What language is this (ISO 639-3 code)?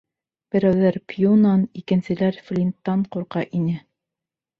bak